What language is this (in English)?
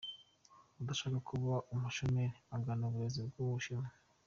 Kinyarwanda